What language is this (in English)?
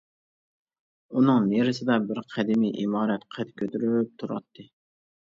Uyghur